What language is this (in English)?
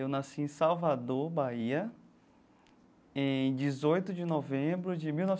Portuguese